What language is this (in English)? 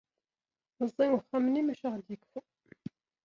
Kabyle